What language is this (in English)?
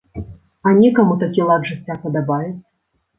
Belarusian